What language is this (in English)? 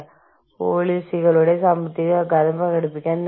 Malayalam